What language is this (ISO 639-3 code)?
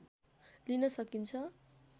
nep